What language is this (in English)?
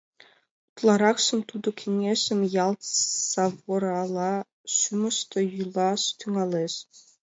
Mari